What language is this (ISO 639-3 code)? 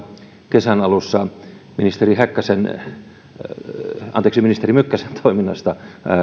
fin